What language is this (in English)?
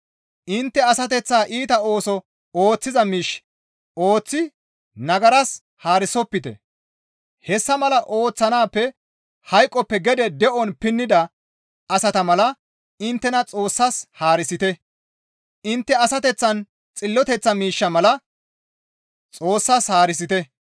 Gamo